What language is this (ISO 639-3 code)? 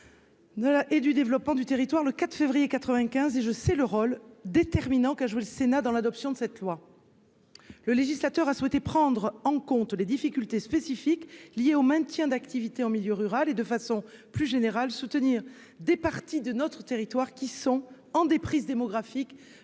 fra